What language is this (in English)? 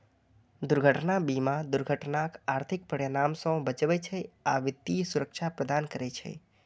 Maithili